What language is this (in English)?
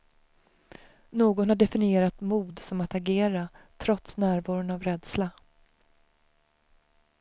Swedish